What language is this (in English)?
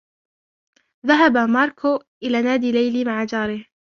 Arabic